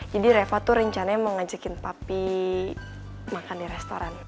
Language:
Indonesian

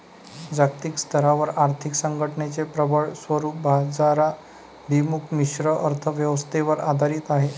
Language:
Marathi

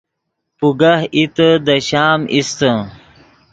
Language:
Yidgha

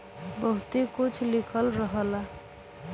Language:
Bhojpuri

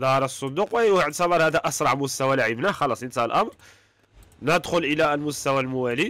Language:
Arabic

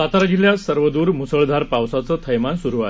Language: Marathi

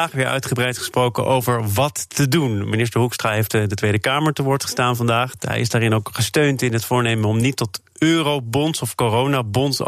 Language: Dutch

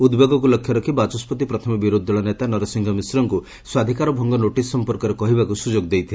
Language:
Odia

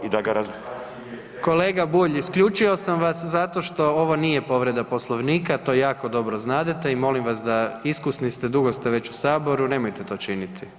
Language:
Croatian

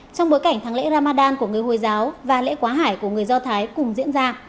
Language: Vietnamese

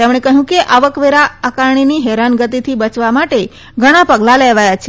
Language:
Gujarati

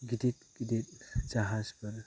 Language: Bodo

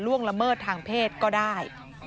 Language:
Thai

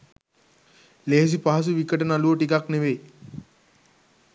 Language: Sinhala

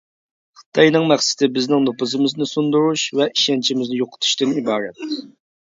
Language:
Uyghur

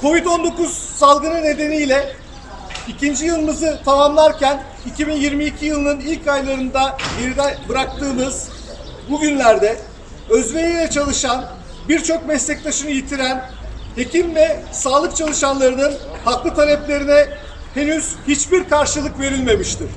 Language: Turkish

